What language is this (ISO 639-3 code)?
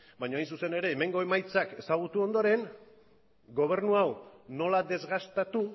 eus